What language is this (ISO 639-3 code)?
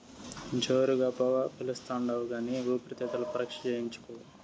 tel